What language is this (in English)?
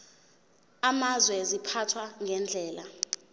Zulu